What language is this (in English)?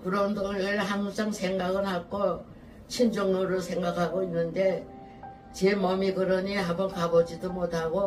Korean